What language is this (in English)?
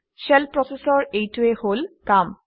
Assamese